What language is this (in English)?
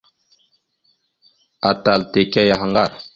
Mada (Cameroon)